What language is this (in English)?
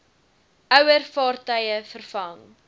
Afrikaans